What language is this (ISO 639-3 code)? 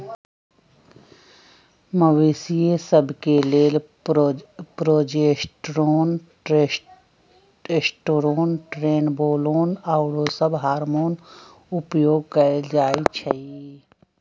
mag